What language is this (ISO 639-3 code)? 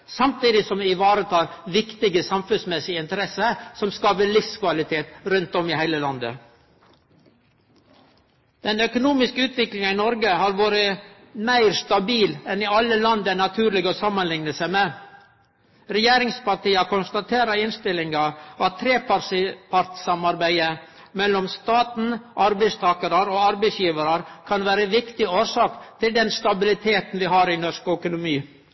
nno